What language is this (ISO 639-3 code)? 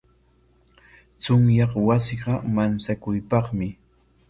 qwa